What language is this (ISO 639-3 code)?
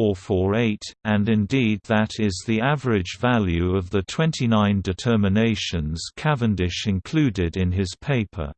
eng